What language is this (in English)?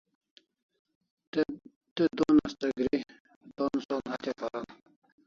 Kalasha